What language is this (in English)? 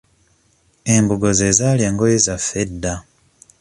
Ganda